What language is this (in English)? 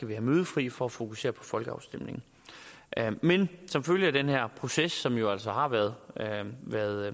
Danish